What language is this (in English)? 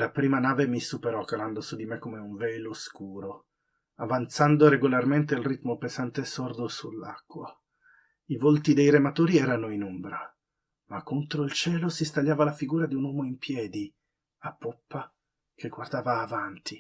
Italian